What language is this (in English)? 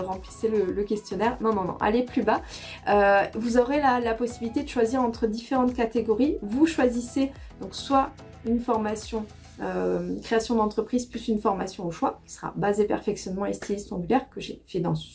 French